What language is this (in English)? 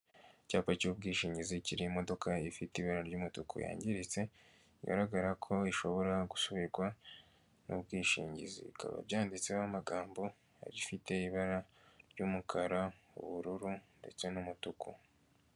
Kinyarwanda